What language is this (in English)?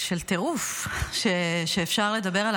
Hebrew